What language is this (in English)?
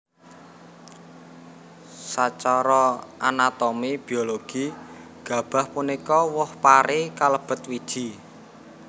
Javanese